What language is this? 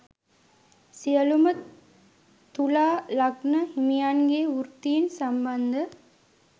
Sinhala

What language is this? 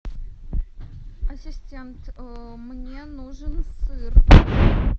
Russian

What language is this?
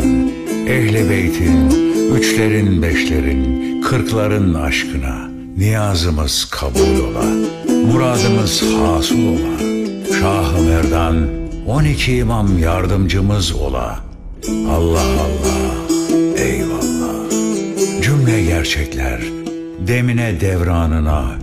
Turkish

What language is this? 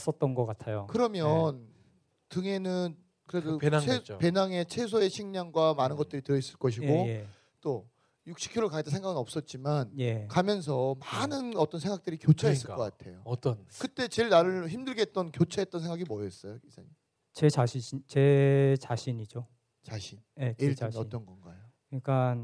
Korean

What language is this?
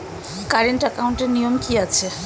Bangla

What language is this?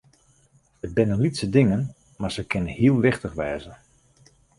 Western Frisian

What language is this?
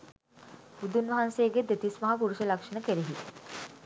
Sinhala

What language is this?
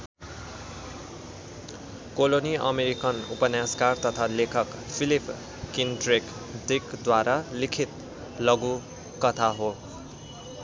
Nepali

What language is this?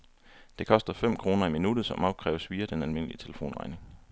Danish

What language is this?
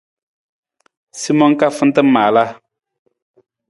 Nawdm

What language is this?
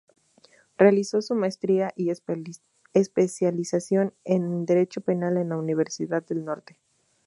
Spanish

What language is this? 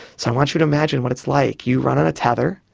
English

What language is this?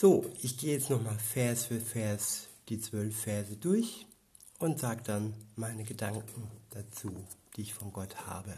German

